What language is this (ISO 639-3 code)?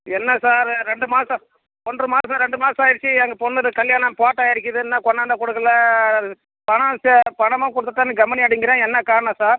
tam